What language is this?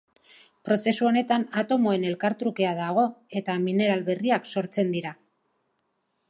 Basque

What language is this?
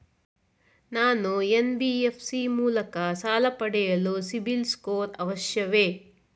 Kannada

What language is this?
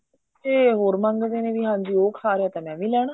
Punjabi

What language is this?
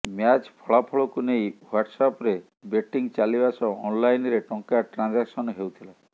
Odia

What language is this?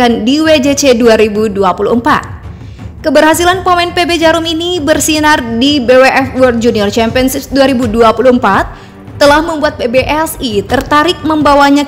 Indonesian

